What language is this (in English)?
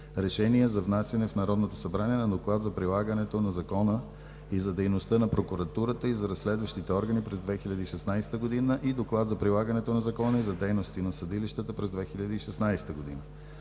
Bulgarian